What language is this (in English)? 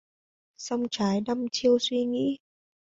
Vietnamese